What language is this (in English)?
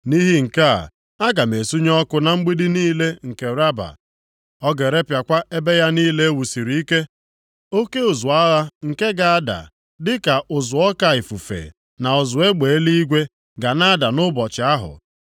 Igbo